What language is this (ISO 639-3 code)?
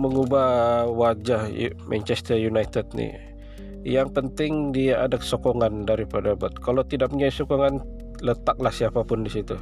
msa